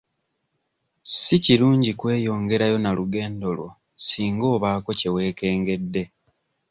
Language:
Ganda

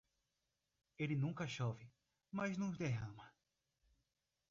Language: Portuguese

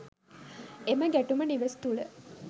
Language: Sinhala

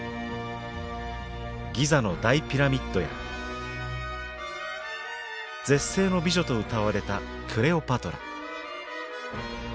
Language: Japanese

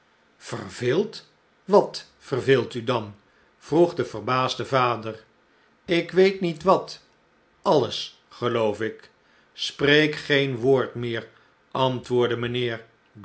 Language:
Dutch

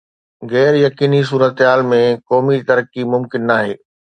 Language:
Sindhi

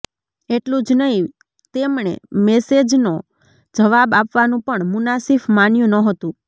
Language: Gujarati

